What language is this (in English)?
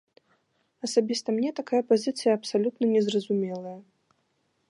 Belarusian